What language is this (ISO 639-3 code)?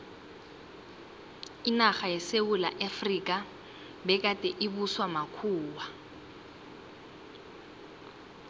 nbl